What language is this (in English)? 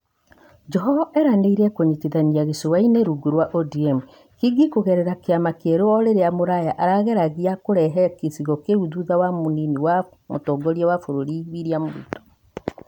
Kikuyu